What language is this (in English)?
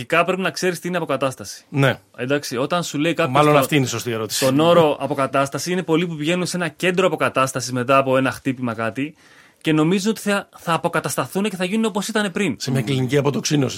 Greek